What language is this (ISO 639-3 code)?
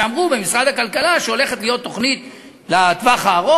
heb